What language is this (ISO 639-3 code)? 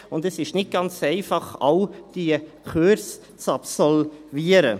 gsw